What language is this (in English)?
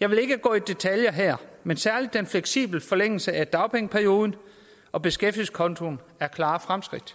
Danish